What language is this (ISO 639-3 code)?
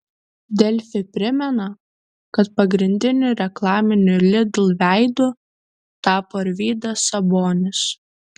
lit